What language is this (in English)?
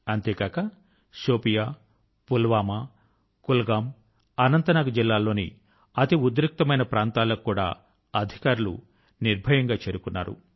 Telugu